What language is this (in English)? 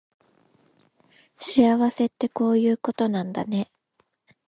Japanese